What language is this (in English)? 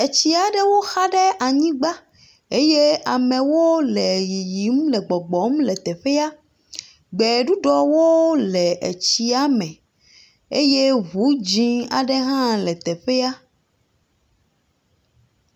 Ewe